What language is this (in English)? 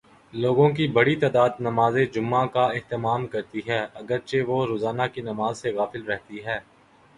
Urdu